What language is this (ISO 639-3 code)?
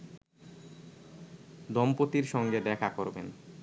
ben